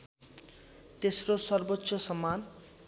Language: Nepali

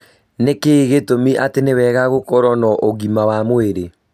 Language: Kikuyu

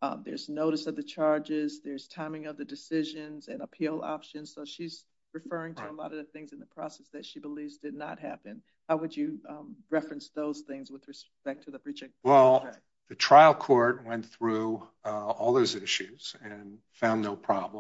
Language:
English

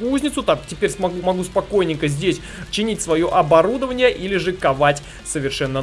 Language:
Russian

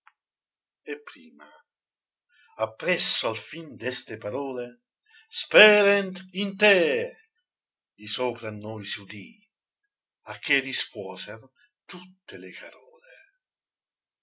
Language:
Italian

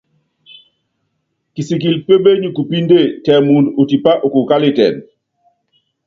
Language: Yangben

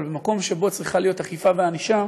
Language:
Hebrew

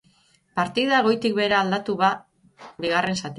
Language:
Basque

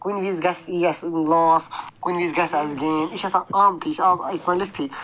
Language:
Kashmiri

